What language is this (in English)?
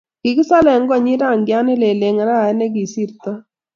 Kalenjin